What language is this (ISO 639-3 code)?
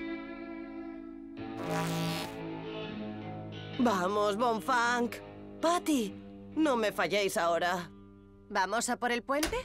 spa